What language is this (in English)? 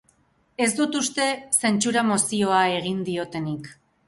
Basque